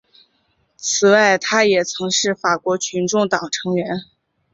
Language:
Chinese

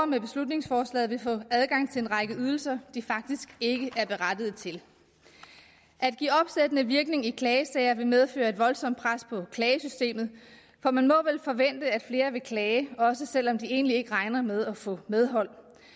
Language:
Danish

